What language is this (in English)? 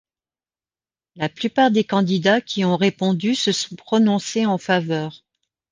French